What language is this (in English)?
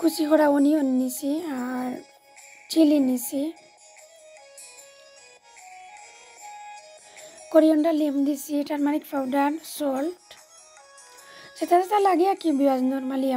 Arabic